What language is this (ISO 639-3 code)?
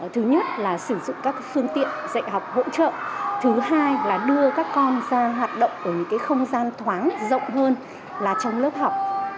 vie